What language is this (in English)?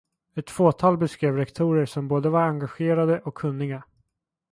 Swedish